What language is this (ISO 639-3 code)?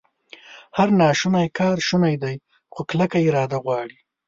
pus